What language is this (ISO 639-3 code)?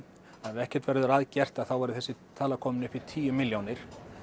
isl